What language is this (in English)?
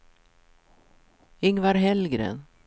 Swedish